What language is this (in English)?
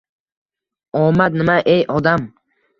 Uzbek